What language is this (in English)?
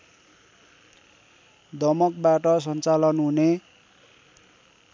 Nepali